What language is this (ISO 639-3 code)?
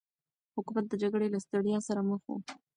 pus